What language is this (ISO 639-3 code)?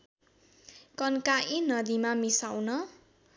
nep